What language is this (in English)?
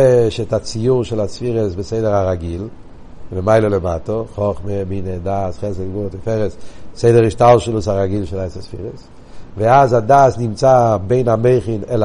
Hebrew